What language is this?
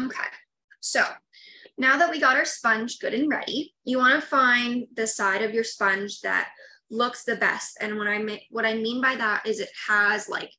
English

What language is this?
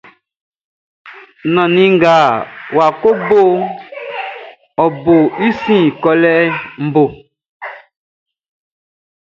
Baoulé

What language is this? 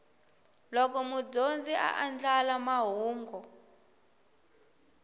Tsonga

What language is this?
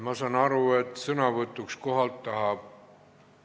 Estonian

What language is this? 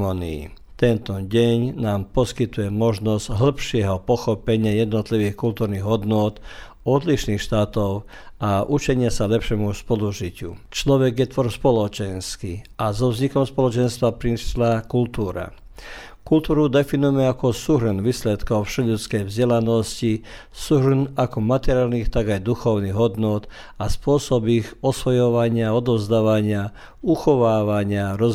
Croatian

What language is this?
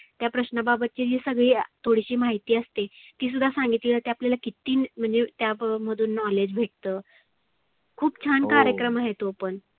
Marathi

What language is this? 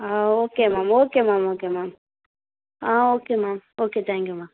Tamil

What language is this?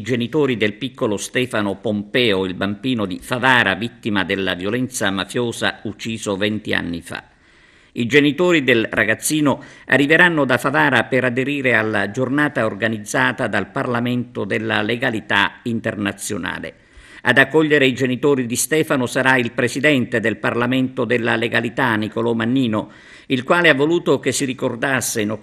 Italian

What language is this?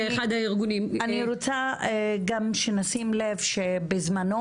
Hebrew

